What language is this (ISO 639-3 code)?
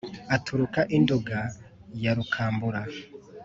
kin